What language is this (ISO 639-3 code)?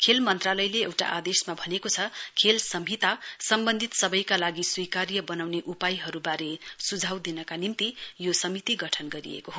nep